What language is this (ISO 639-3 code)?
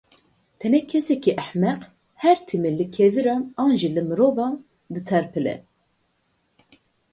kur